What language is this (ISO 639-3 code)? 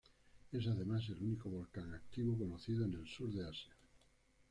spa